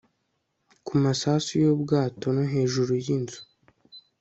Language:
Kinyarwanda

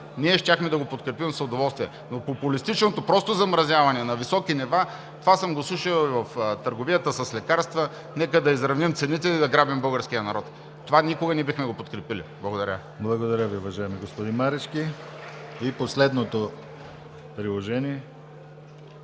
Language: Bulgarian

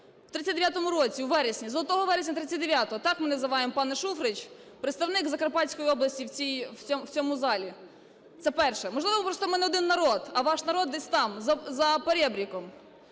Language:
Ukrainian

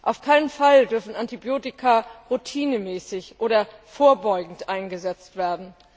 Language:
German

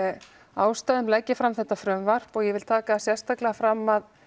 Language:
Icelandic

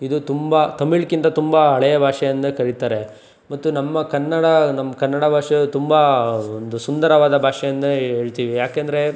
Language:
Kannada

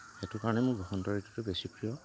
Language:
Assamese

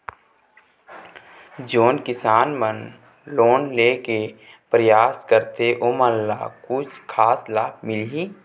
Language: Chhattisgarhi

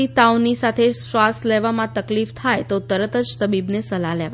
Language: Gujarati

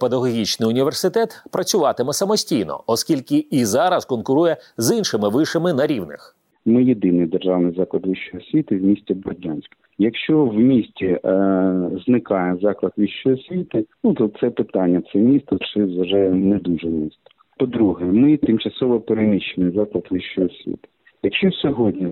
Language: Ukrainian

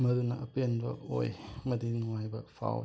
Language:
Manipuri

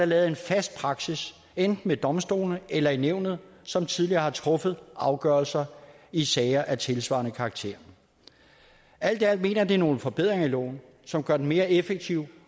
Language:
Danish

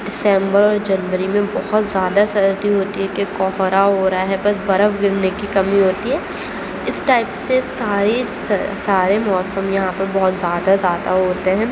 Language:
Urdu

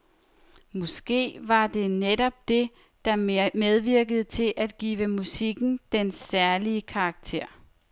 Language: Danish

